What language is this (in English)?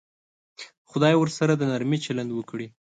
Pashto